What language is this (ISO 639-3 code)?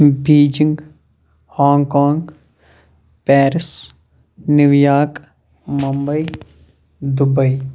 kas